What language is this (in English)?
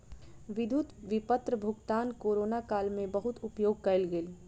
Maithili